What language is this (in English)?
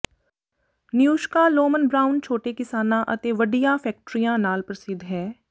Punjabi